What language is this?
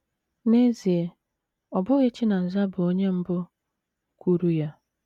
Igbo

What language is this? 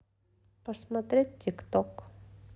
Russian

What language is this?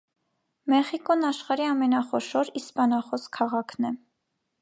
Armenian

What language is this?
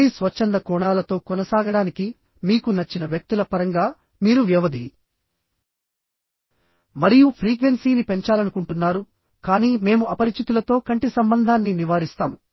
Telugu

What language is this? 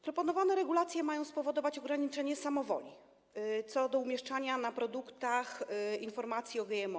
Polish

